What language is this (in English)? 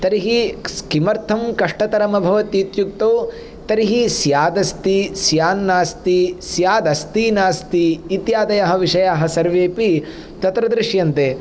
Sanskrit